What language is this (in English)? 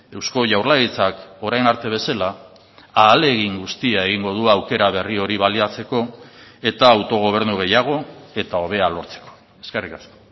Basque